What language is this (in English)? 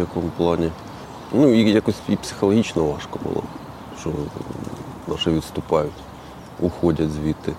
Ukrainian